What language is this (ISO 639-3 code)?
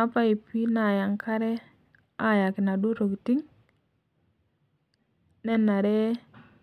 mas